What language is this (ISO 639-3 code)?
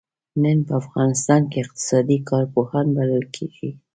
pus